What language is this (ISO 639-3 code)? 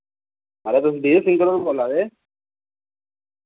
doi